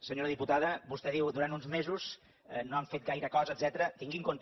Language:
Catalan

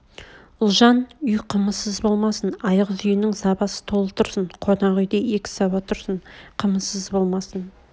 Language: Kazakh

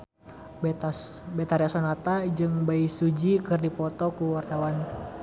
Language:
Sundanese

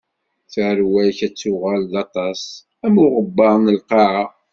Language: Kabyle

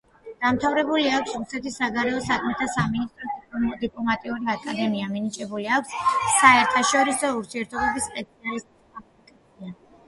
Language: Georgian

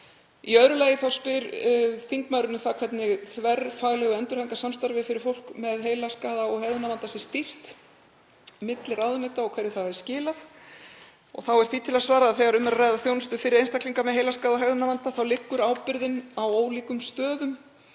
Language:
Icelandic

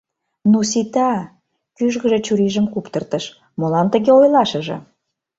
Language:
Mari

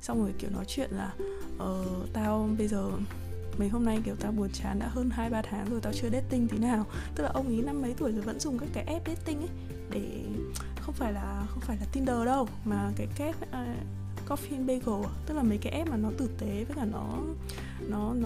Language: Vietnamese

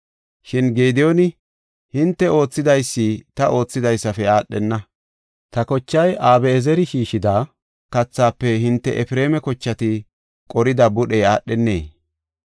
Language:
Gofa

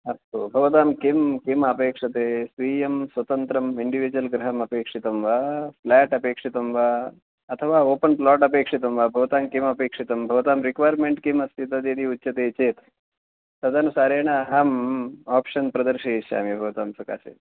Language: Sanskrit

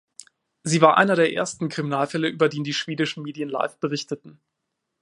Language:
German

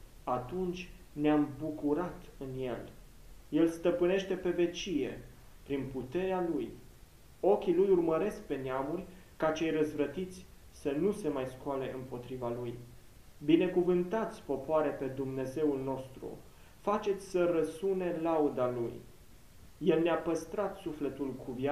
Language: Romanian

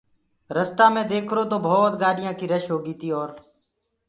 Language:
Gurgula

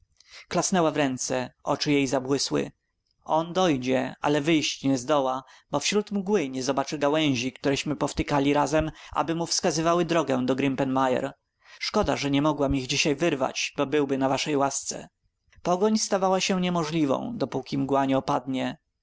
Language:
Polish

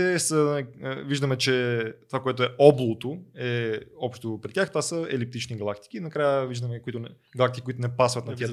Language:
Bulgarian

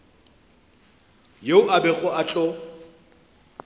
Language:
Northern Sotho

